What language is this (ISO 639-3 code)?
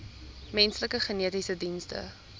afr